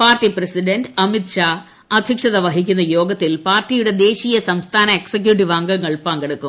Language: Malayalam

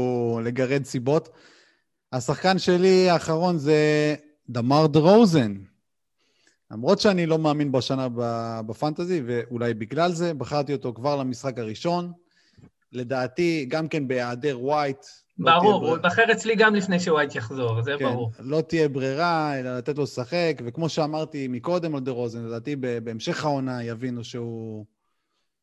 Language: Hebrew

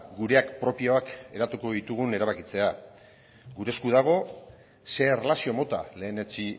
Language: Basque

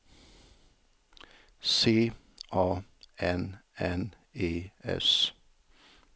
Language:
Swedish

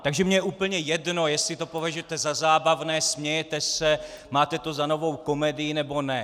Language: Czech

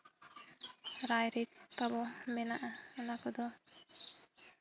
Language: Santali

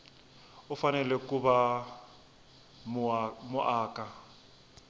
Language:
Tsonga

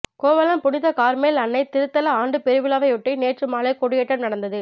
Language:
Tamil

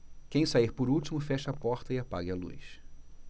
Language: Portuguese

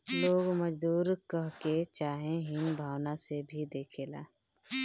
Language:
Bhojpuri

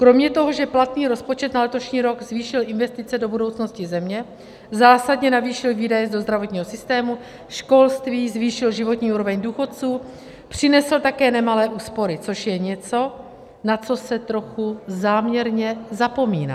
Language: Czech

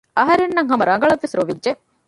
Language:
Divehi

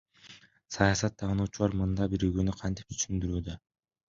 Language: Kyrgyz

